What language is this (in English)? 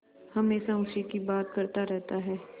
Hindi